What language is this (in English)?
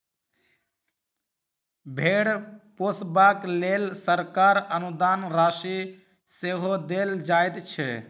Maithili